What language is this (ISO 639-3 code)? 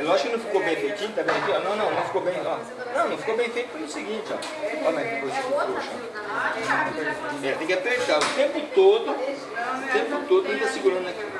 por